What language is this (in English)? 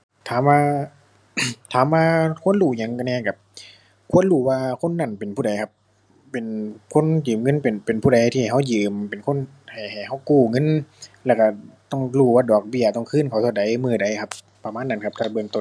Thai